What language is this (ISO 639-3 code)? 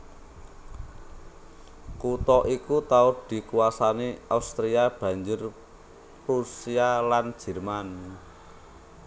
jav